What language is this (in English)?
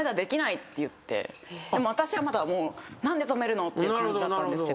Japanese